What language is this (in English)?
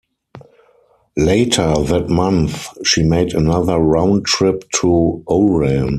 English